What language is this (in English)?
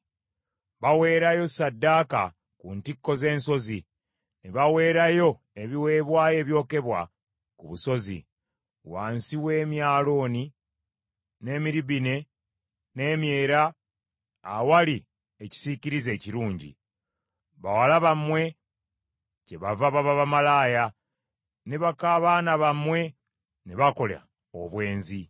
Ganda